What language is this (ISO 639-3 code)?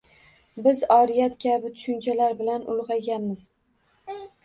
uzb